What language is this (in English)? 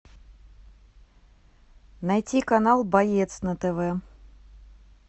Russian